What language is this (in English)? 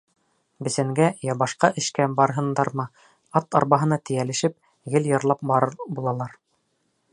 Bashkir